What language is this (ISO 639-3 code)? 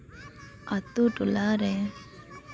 sat